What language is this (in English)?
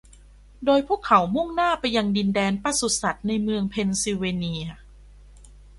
Thai